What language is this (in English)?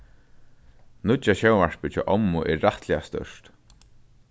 Faroese